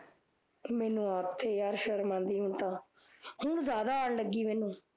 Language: Punjabi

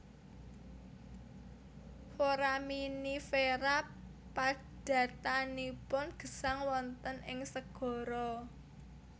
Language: Javanese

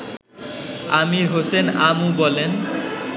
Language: Bangla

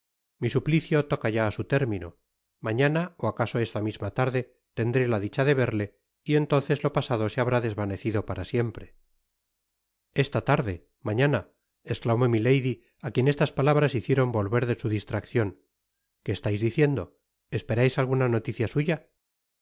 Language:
Spanish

